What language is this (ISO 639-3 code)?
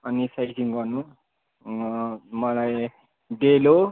nep